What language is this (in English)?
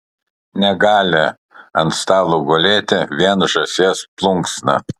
Lithuanian